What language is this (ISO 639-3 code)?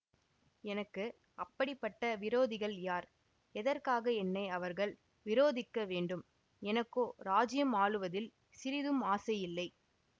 tam